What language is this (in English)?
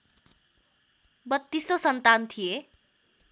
Nepali